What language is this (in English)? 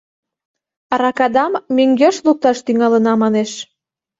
Mari